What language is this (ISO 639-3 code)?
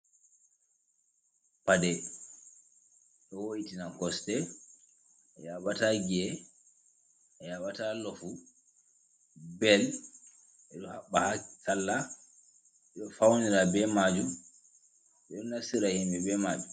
ful